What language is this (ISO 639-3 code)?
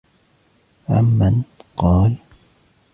ara